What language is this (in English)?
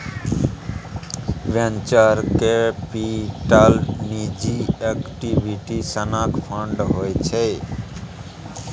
Maithili